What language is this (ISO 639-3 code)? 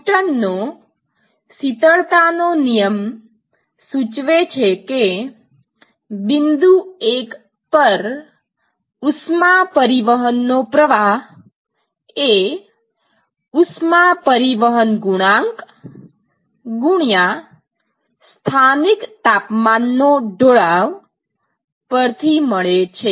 guj